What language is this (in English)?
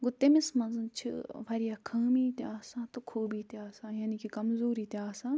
Kashmiri